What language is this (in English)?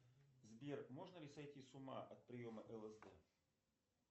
Russian